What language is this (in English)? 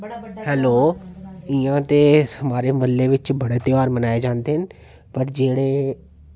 Dogri